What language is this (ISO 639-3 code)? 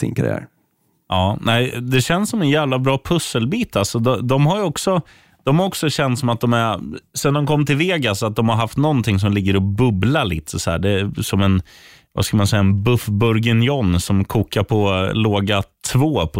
swe